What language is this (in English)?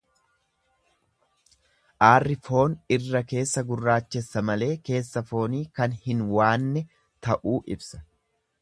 Oromo